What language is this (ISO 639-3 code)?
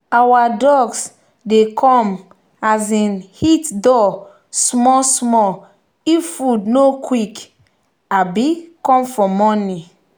pcm